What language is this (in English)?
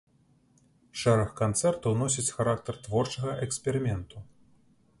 Belarusian